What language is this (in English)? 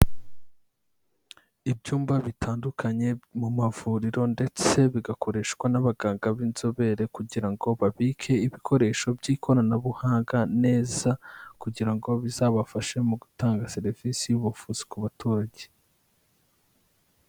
Kinyarwanda